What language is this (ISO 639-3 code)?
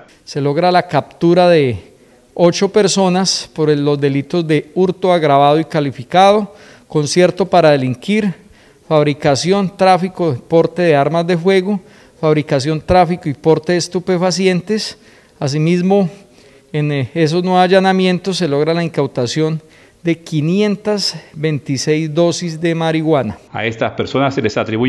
spa